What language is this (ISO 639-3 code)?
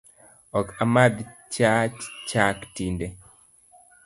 luo